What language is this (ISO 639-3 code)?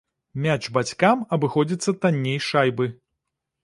bel